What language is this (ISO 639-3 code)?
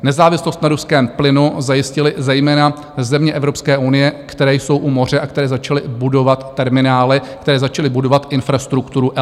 ces